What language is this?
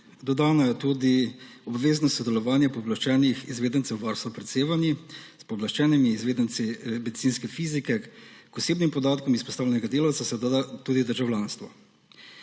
Slovenian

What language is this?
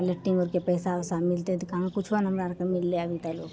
Maithili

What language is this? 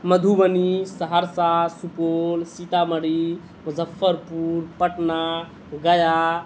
Urdu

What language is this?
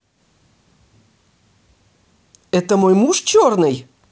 Russian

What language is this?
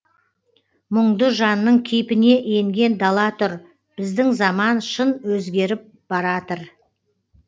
Kazakh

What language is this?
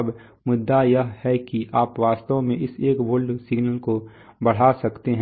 Hindi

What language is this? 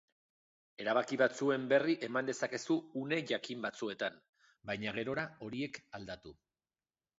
Basque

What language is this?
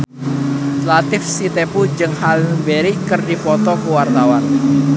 Sundanese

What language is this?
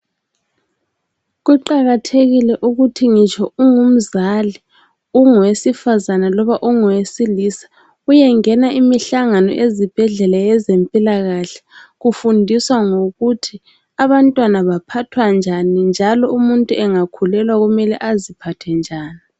North Ndebele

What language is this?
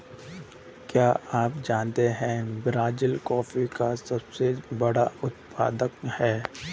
Hindi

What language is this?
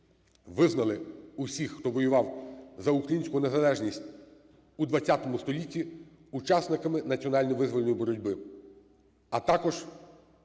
Ukrainian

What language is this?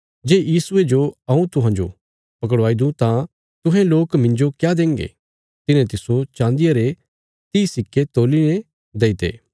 Bilaspuri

